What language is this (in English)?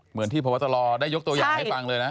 Thai